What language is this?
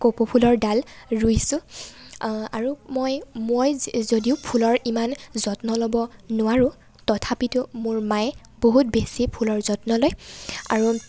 Assamese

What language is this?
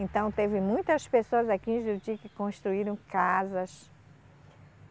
Portuguese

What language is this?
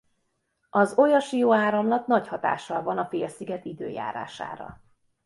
Hungarian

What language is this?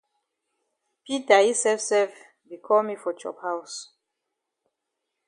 Cameroon Pidgin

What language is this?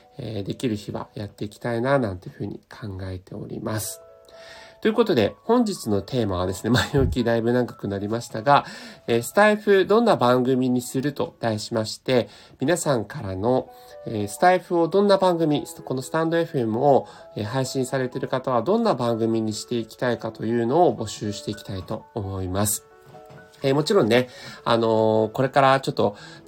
Japanese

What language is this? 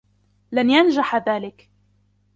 Arabic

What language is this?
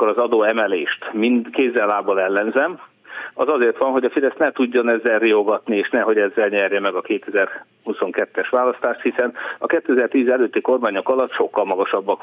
Hungarian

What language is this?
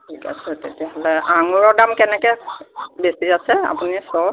Assamese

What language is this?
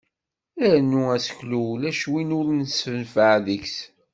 Kabyle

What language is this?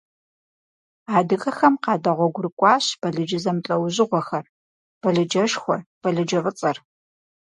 Kabardian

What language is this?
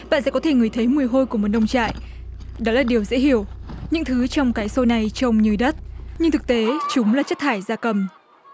Vietnamese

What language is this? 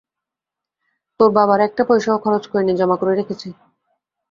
Bangla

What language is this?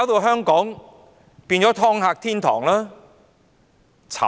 Cantonese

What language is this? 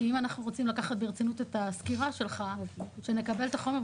Hebrew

